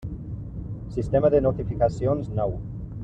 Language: Catalan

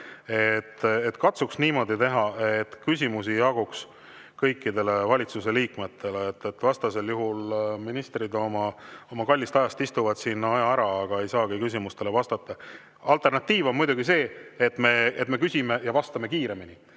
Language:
Estonian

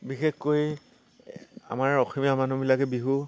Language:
Assamese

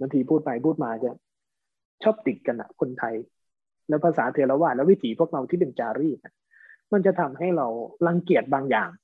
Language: Thai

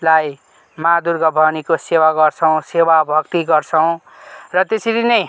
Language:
Nepali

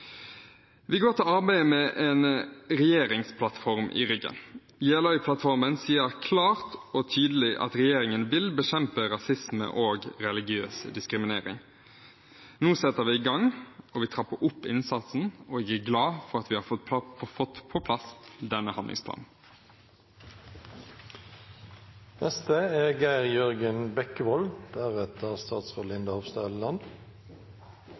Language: Norwegian Bokmål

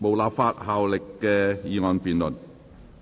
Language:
Cantonese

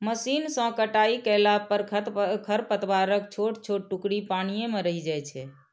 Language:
Maithili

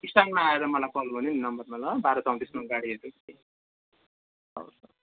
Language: Nepali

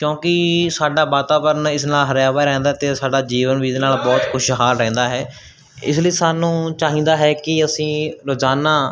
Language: Punjabi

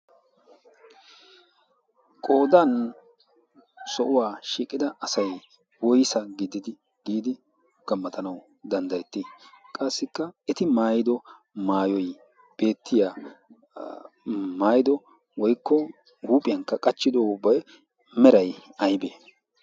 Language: Wolaytta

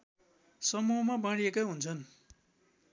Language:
Nepali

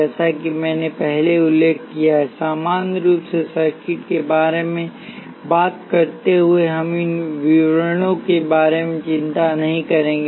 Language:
Hindi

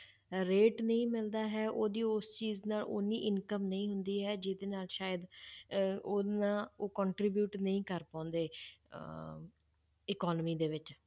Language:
Punjabi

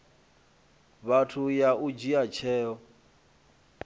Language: Venda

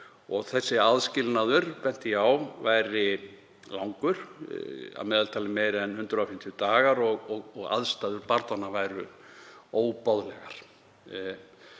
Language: Icelandic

